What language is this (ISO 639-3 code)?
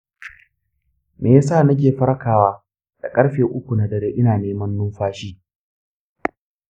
hau